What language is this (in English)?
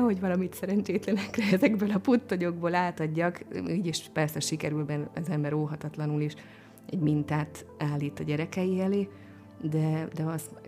Hungarian